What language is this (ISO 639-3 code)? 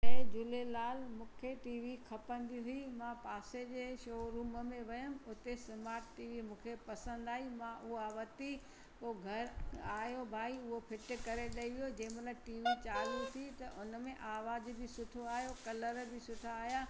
snd